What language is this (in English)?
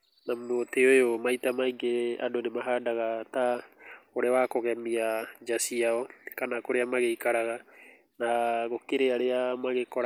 Kikuyu